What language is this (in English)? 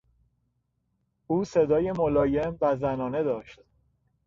Persian